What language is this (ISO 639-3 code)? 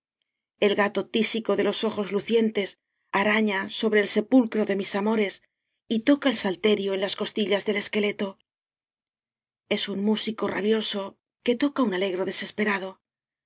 spa